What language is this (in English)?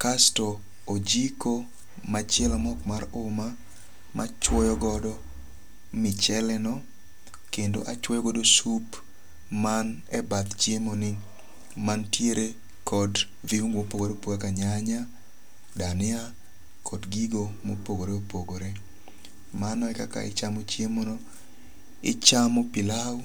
Luo (Kenya and Tanzania)